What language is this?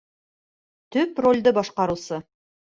Bashkir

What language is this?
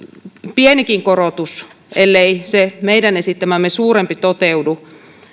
Finnish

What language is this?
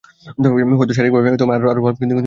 Bangla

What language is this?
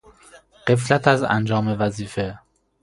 Persian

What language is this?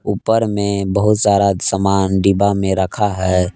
Hindi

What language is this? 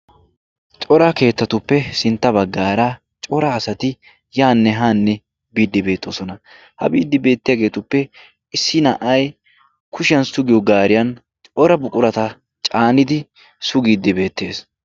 Wolaytta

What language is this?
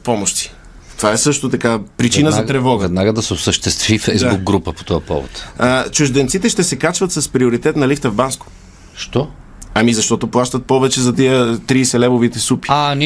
Bulgarian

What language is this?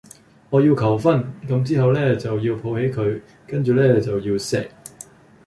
Cantonese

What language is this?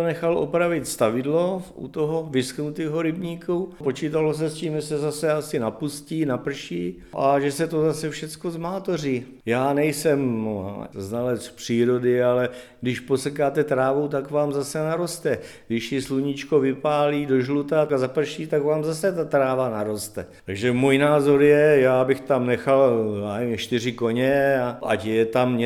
Czech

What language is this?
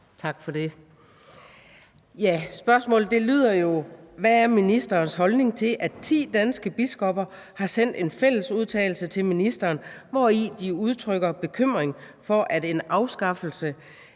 Danish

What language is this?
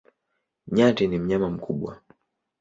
Swahili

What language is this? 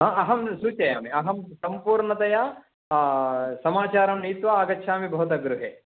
Sanskrit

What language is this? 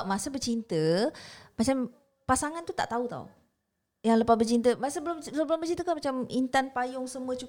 Malay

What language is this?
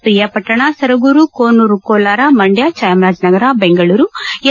Kannada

